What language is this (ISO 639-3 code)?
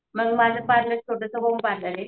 mar